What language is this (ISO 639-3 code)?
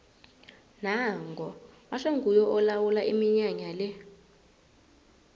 nbl